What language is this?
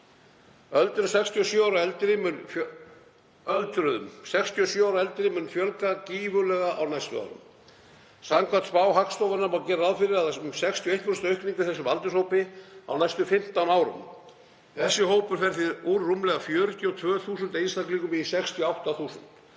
Icelandic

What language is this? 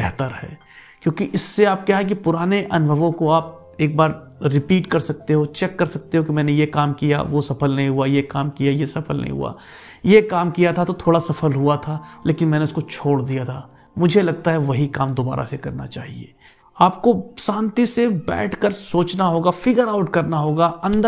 Hindi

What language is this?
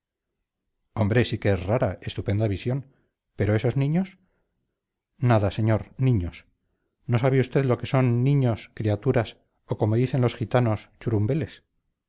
Spanish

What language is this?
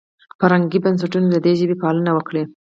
Pashto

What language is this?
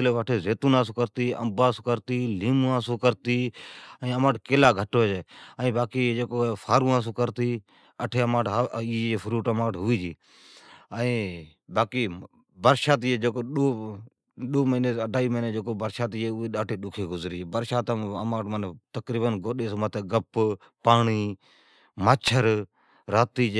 Od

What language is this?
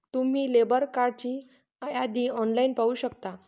Marathi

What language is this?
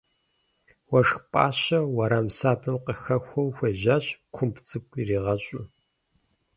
Kabardian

